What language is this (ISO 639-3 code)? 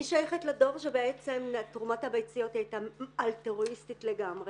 heb